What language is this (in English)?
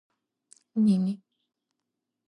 Georgian